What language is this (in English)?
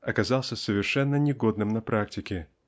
Russian